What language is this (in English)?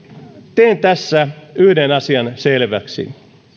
Finnish